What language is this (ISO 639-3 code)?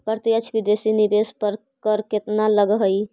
mag